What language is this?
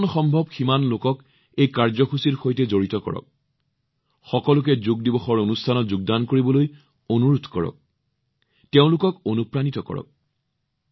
Assamese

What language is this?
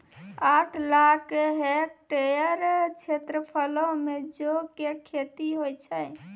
Maithili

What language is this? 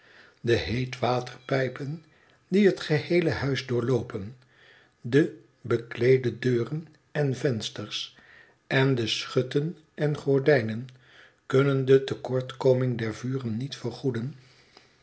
Dutch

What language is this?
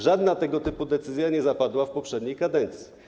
Polish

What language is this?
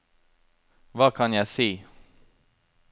Norwegian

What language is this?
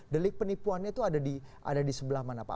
Indonesian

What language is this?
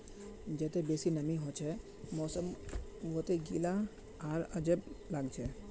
Magahi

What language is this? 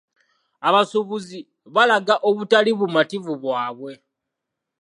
Ganda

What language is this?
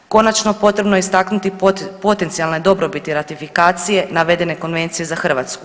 Croatian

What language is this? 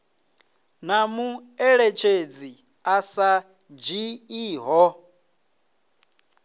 Venda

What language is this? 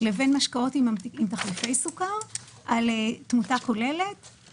Hebrew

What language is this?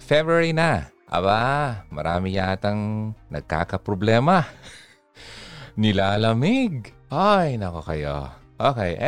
Filipino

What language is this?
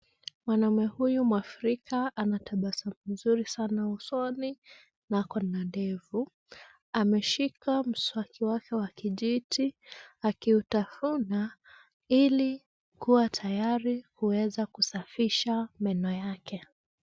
Swahili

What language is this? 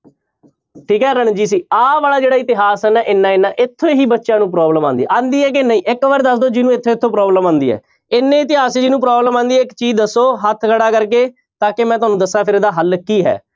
Punjabi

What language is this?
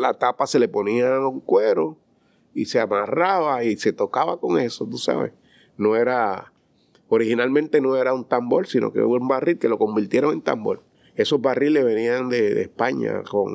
Spanish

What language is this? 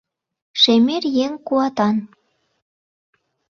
Mari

